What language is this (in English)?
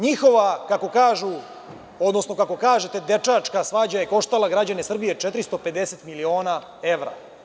Serbian